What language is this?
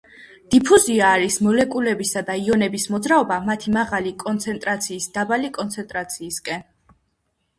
Georgian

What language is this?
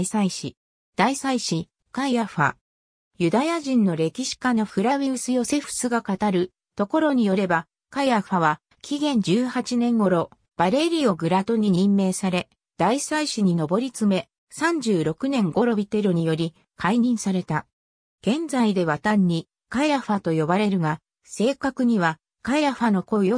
Japanese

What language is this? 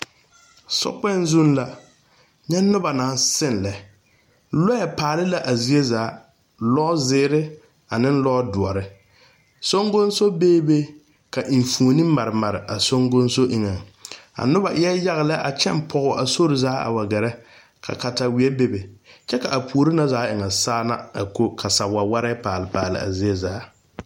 Southern Dagaare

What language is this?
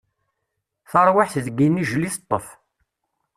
Kabyle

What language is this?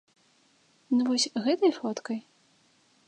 Belarusian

